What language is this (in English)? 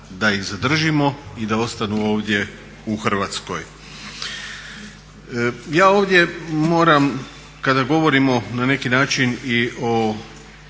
Croatian